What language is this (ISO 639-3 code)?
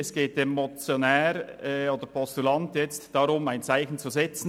gsw